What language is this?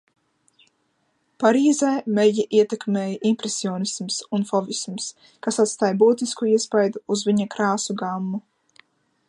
Latvian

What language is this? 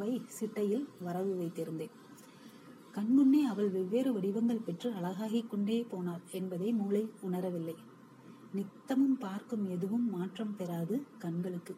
Tamil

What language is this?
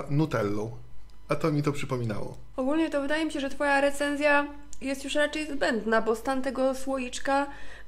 Polish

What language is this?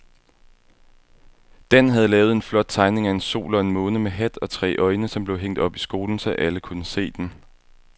Danish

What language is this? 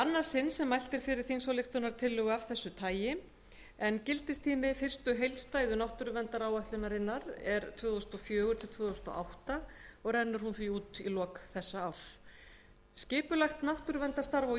Icelandic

